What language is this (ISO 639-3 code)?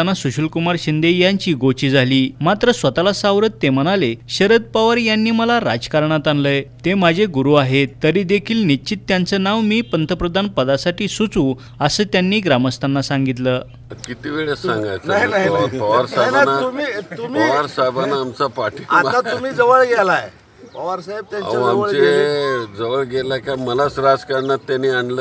mar